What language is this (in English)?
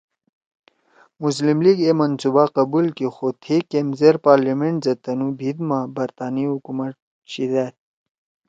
Torwali